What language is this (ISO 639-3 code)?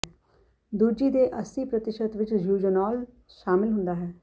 pan